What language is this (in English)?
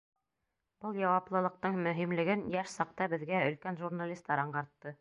Bashkir